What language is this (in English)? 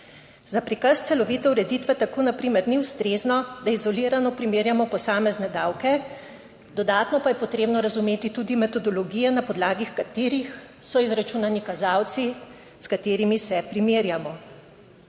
Slovenian